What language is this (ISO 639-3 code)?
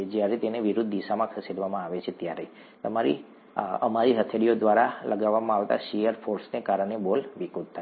guj